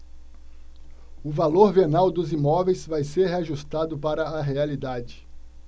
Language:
Portuguese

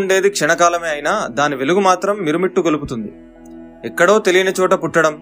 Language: Telugu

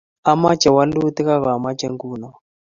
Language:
Kalenjin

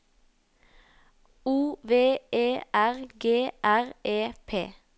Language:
Norwegian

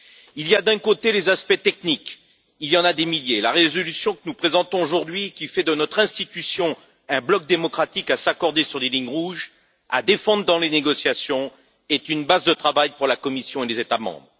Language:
French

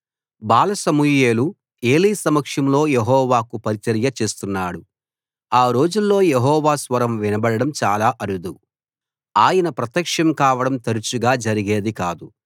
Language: Telugu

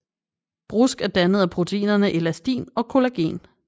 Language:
Danish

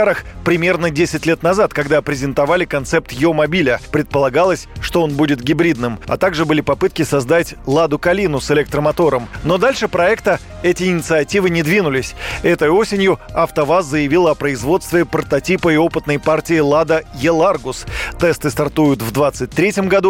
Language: Russian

